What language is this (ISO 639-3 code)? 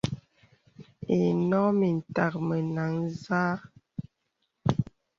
beb